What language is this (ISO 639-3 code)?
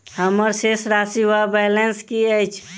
mai